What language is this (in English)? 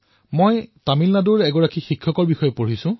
Assamese